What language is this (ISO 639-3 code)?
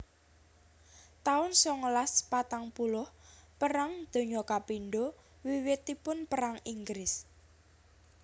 jav